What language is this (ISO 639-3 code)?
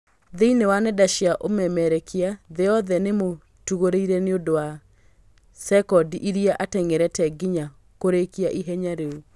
kik